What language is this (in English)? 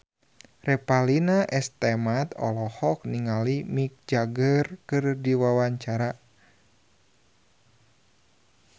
Sundanese